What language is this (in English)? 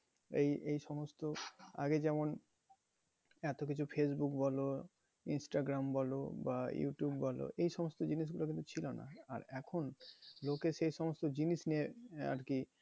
Bangla